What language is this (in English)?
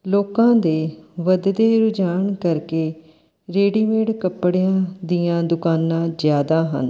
Punjabi